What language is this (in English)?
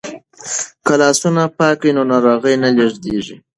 Pashto